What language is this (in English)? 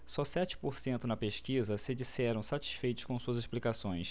Portuguese